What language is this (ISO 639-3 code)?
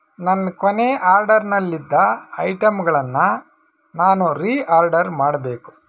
kan